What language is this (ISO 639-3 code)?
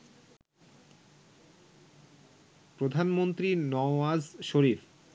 ben